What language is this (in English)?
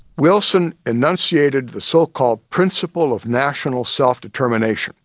English